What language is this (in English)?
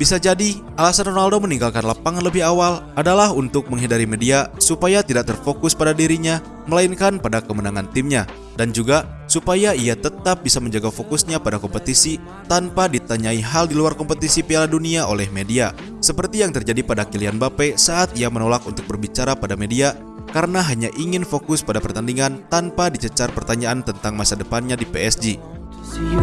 Indonesian